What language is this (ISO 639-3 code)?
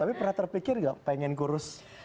ind